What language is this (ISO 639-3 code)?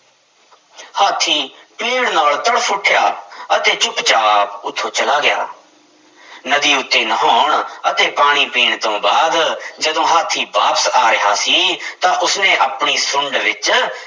pan